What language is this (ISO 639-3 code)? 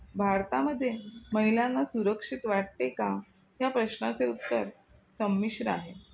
mar